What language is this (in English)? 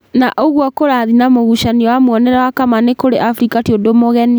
Kikuyu